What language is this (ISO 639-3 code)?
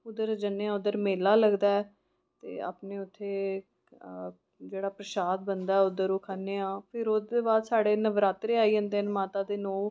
doi